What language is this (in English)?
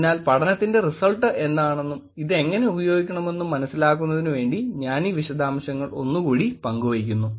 Malayalam